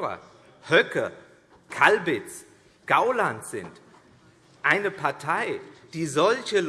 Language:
German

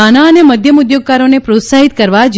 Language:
Gujarati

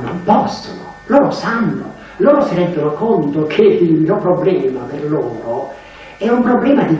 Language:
Italian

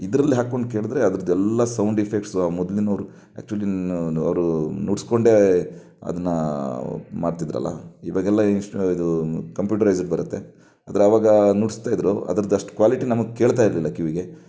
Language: Kannada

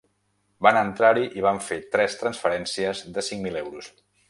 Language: Catalan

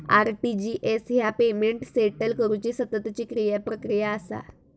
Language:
Marathi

